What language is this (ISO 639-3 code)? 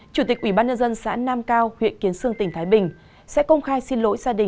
vie